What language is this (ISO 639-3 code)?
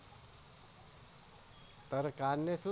guj